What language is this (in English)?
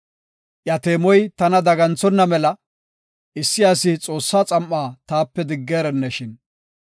Gofa